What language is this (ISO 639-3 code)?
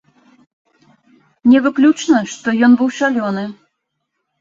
bel